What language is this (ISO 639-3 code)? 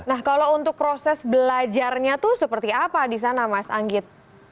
ind